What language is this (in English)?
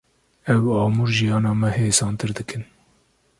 Kurdish